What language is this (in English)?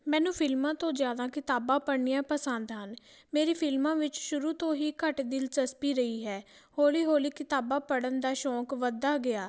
Punjabi